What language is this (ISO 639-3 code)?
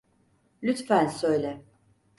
tur